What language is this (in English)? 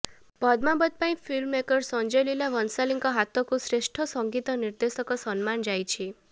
Odia